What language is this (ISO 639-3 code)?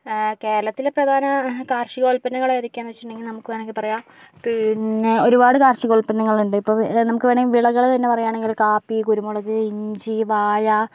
mal